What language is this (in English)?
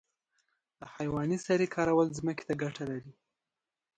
Pashto